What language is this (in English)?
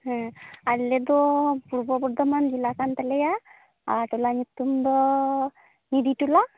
Santali